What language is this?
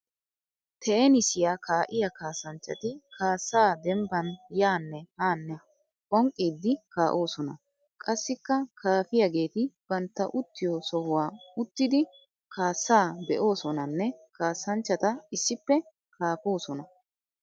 Wolaytta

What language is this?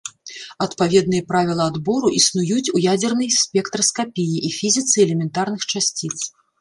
Belarusian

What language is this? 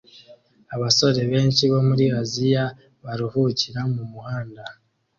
Kinyarwanda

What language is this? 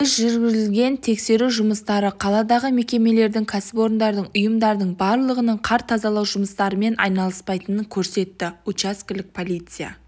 Kazakh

